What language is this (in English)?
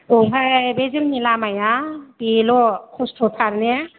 Bodo